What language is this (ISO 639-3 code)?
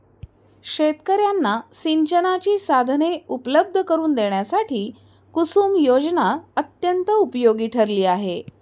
mar